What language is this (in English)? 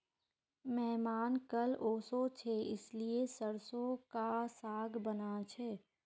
Magahi